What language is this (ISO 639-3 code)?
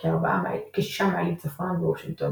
heb